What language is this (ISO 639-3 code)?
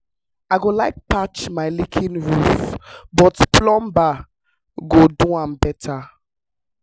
pcm